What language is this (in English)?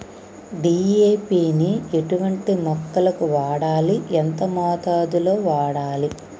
Telugu